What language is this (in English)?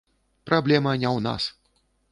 Belarusian